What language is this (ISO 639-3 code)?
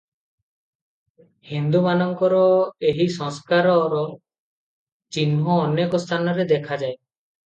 ori